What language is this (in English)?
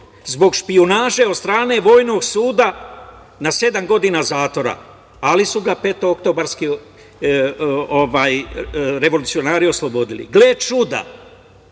Serbian